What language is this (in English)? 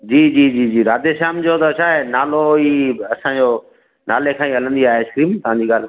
Sindhi